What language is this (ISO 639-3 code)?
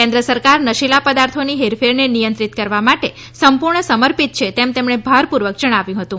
guj